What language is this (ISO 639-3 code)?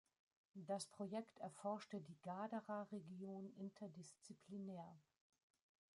deu